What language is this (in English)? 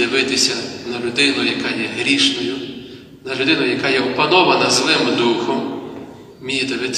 Ukrainian